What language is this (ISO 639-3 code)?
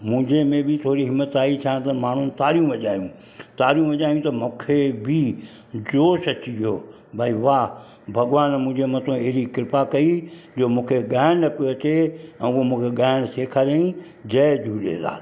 snd